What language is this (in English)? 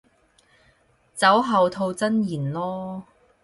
Cantonese